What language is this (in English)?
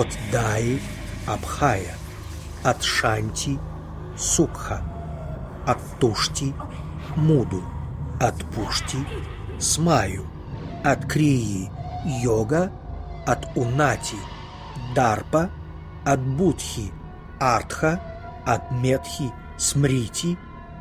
Russian